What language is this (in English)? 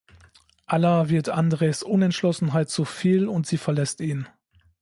German